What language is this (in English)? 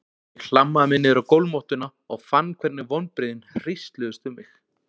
Icelandic